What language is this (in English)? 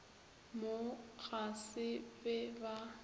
Northern Sotho